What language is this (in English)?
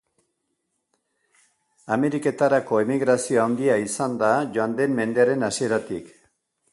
Basque